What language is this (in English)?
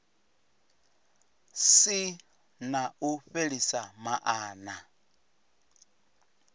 Venda